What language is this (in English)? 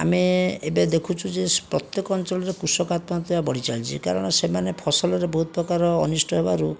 Odia